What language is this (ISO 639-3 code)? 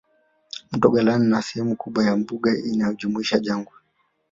swa